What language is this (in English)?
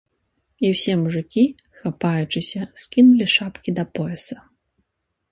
Belarusian